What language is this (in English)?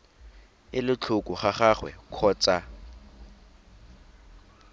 Tswana